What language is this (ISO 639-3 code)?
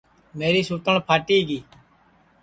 ssi